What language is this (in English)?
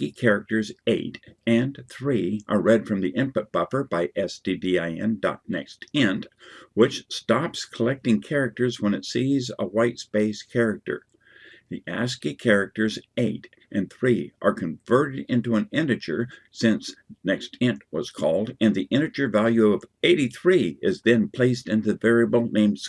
English